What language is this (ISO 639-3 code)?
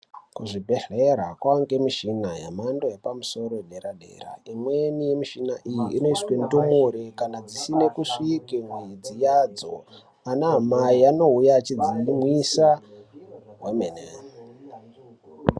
ndc